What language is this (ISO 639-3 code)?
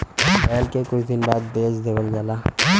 bho